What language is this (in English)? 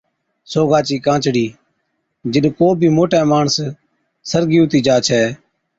Od